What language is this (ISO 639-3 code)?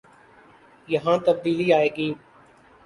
urd